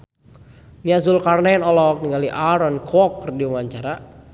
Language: Sundanese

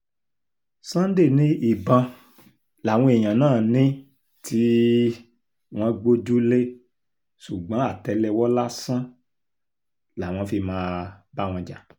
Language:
Yoruba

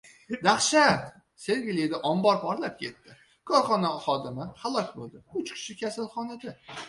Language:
Uzbek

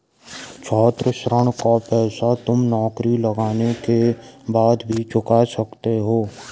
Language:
Hindi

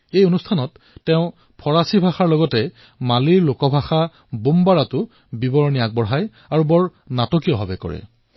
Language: Assamese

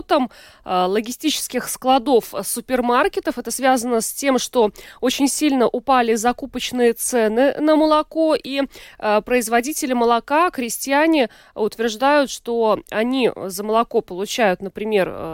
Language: Russian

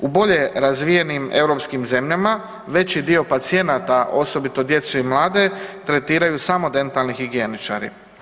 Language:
Croatian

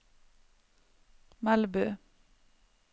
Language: Norwegian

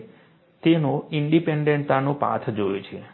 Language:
Gujarati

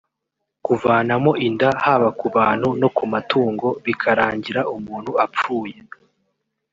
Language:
Kinyarwanda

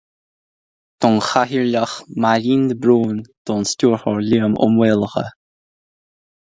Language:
Irish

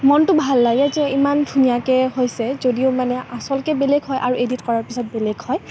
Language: Assamese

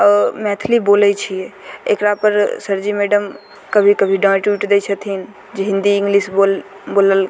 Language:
Maithili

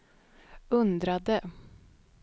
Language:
Swedish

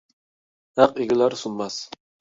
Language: Uyghur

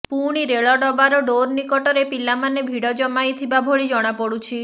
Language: Odia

